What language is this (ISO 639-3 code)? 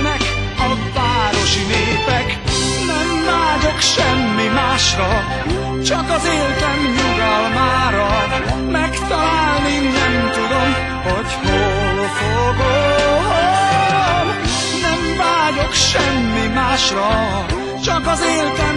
hun